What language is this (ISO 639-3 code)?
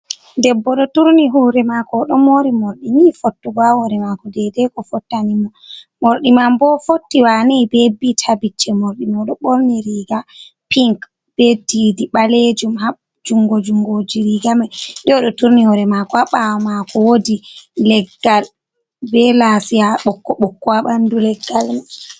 ful